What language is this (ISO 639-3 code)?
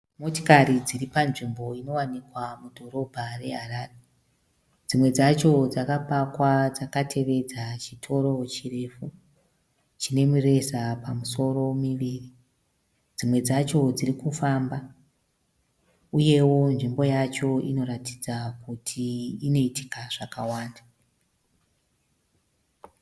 sna